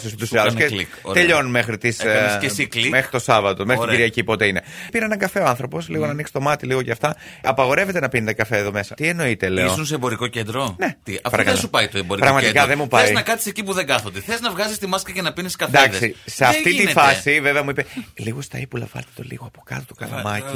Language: Greek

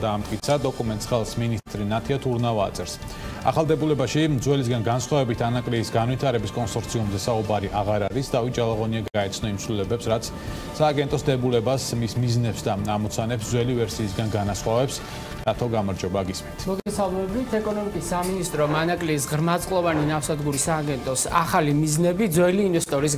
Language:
English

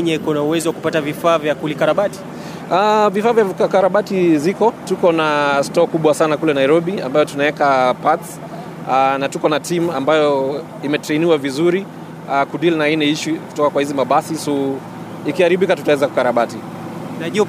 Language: Swahili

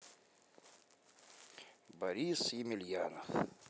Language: Russian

